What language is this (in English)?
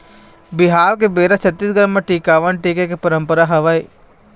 Chhattisgarhi